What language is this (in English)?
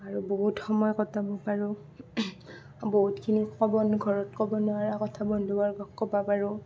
Assamese